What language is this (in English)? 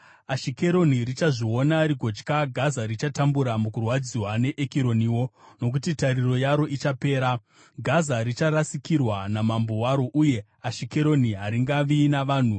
Shona